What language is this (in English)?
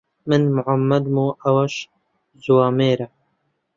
Central Kurdish